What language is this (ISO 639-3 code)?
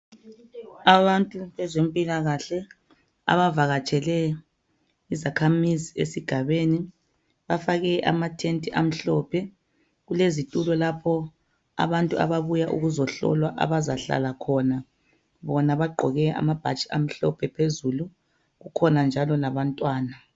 nde